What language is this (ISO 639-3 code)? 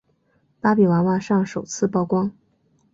zho